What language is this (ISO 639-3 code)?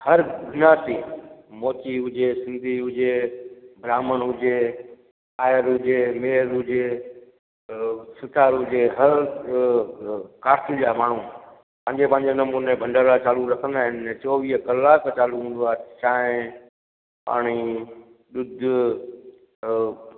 snd